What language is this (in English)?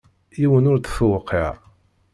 Kabyle